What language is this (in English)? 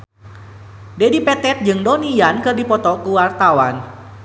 Sundanese